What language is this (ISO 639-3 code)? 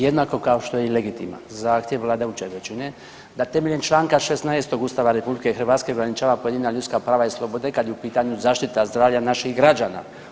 hrv